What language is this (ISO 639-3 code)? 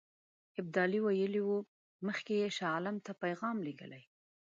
pus